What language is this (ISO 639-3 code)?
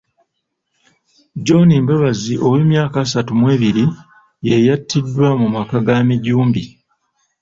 lug